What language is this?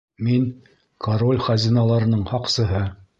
Bashkir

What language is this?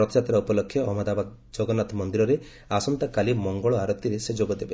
Odia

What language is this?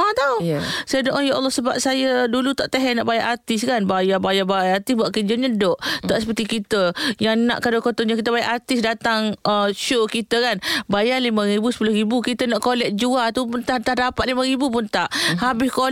Malay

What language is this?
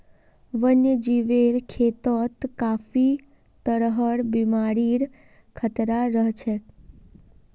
Magahi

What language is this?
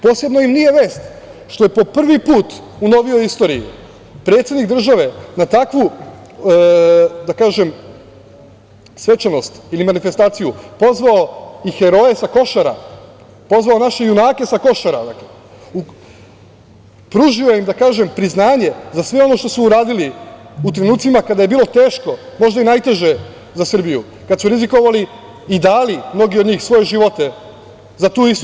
Serbian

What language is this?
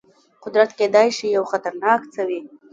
Pashto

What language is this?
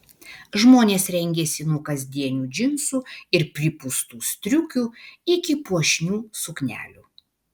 Lithuanian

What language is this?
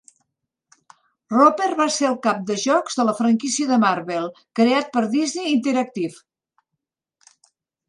Catalan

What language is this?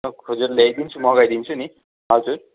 Nepali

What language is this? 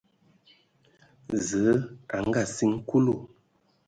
Ewondo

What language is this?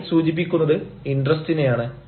Malayalam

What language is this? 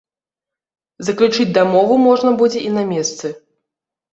Belarusian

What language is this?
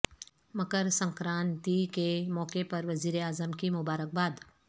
Urdu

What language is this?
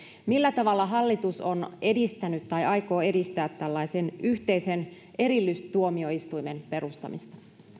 Finnish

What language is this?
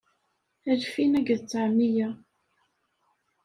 Kabyle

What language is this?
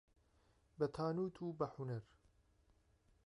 Central Kurdish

